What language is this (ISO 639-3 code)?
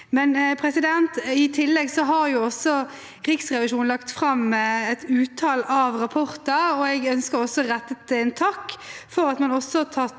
nor